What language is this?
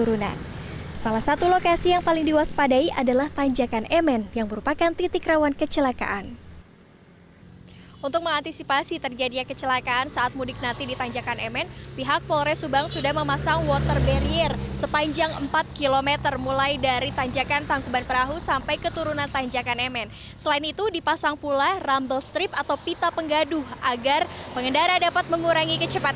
Indonesian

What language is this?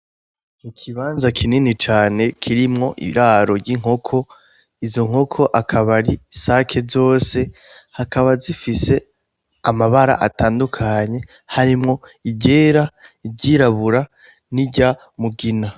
Rundi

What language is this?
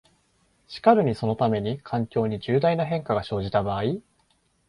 Japanese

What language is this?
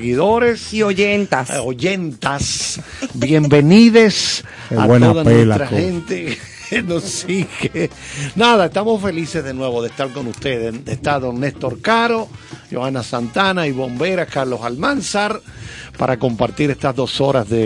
Spanish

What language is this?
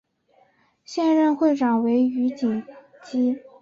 Chinese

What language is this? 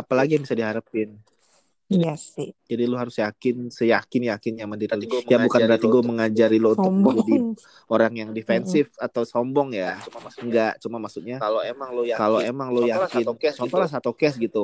Indonesian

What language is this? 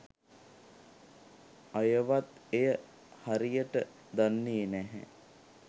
Sinhala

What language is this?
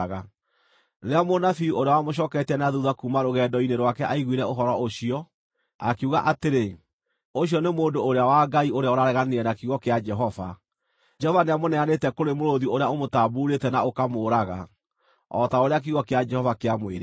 Kikuyu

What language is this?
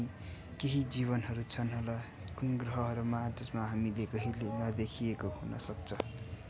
Nepali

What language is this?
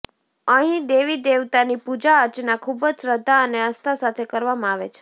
Gujarati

